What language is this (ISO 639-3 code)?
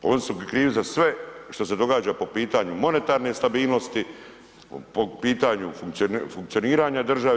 hrv